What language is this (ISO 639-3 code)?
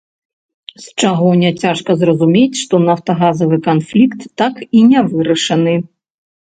bel